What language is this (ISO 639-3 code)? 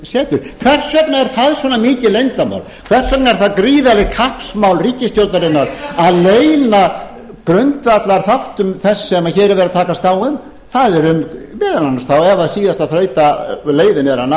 isl